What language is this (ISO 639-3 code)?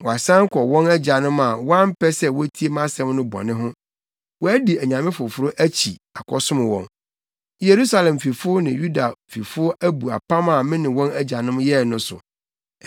aka